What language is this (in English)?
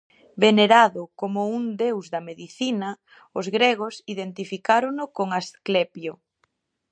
Galician